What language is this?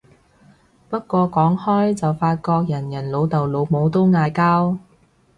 Cantonese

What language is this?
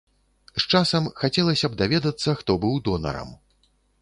Belarusian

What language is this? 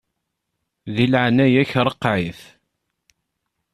Kabyle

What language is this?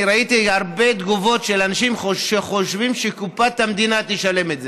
Hebrew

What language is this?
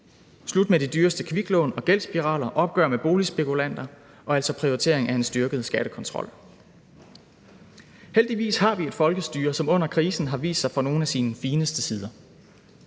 Danish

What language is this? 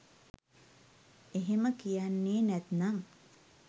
Sinhala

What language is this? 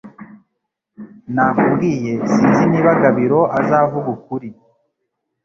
Kinyarwanda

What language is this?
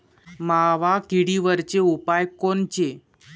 Marathi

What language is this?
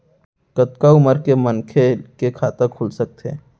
Chhattisgarhi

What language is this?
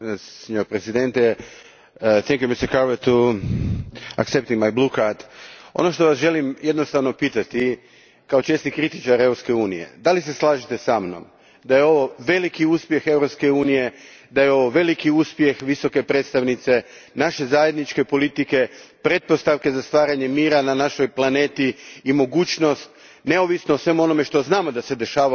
Croatian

